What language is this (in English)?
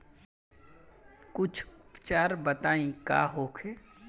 Bhojpuri